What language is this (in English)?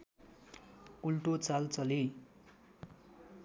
Nepali